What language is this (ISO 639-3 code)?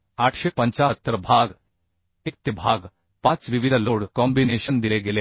mar